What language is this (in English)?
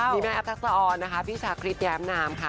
Thai